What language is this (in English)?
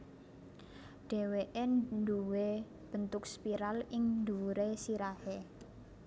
Javanese